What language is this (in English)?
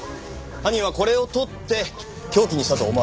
Japanese